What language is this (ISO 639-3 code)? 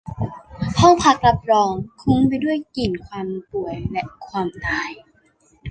tha